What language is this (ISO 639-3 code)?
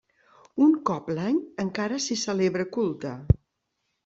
cat